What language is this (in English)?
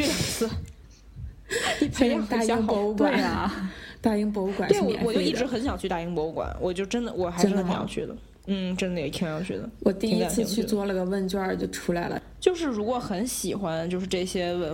Chinese